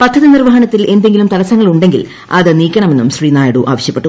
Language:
Malayalam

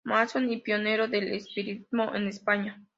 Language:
Spanish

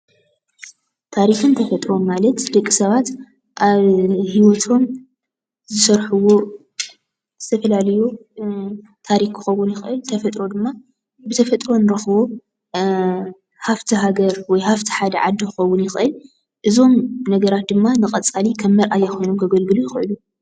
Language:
Tigrinya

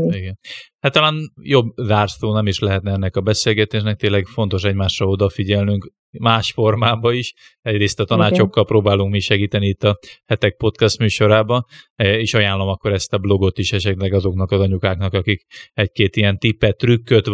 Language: Hungarian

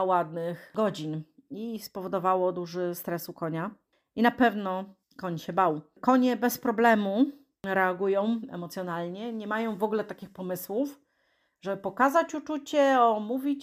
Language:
Polish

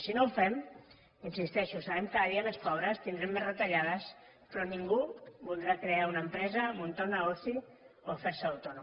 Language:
Catalan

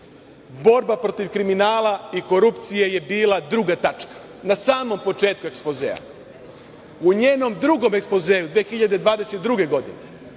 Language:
Serbian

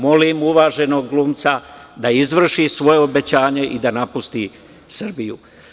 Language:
Serbian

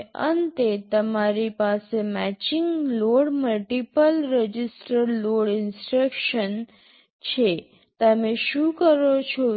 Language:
Gujarati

